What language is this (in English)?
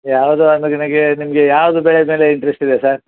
Kannada